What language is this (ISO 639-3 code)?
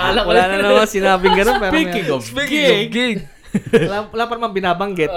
fil